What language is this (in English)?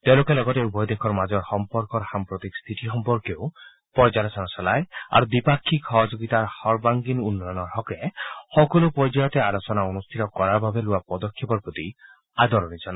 Assamese